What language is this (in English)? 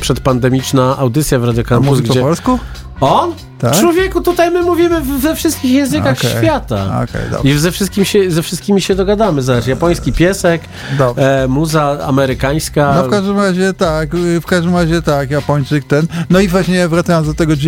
Polish